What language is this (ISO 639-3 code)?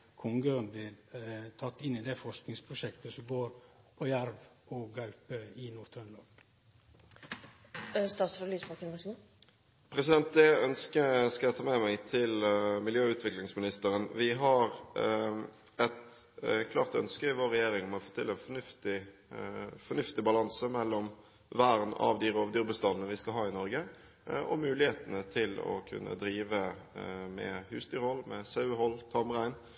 nor